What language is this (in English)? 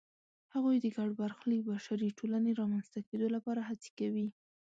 Pashto